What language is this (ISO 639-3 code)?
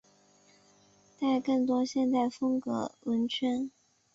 zho